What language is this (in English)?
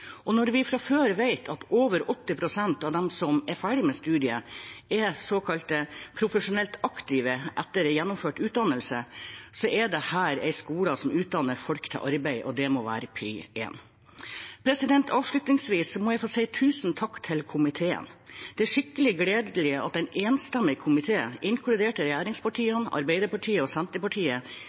Norwegian Bokmål